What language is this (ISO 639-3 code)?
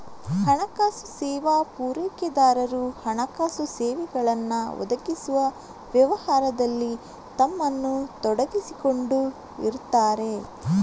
kan